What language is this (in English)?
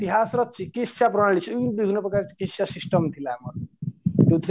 Odia